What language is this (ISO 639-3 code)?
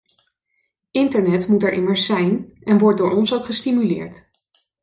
nld